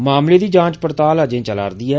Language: Dogri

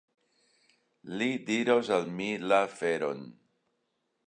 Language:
Esperanto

